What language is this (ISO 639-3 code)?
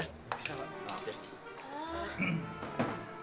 ind